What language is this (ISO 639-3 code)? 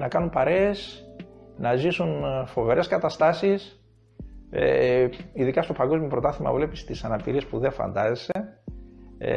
ell